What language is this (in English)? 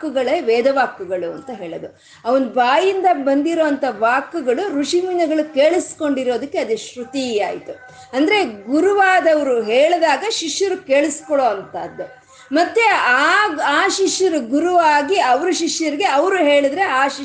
Kannada